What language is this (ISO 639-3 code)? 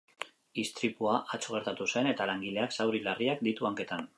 eus